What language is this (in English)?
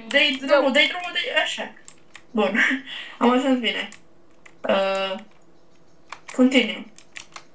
Romanian